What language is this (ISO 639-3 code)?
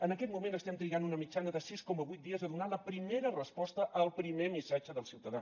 cat